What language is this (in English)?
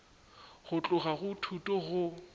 Northern Sotho